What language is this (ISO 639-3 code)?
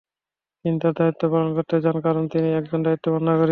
ben